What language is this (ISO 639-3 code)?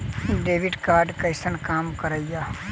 mai